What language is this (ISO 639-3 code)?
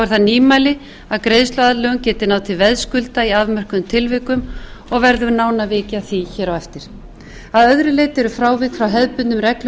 isl